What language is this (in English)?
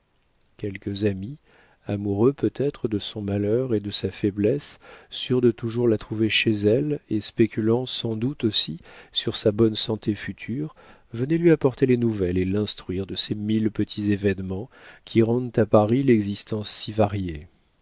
French